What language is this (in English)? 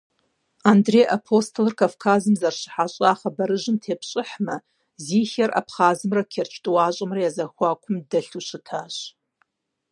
Kabardian